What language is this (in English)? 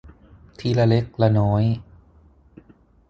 Thai